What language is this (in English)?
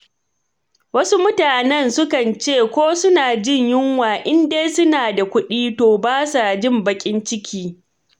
Hausa